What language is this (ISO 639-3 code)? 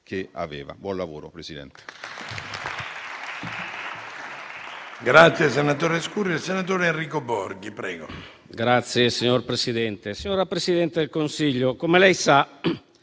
ita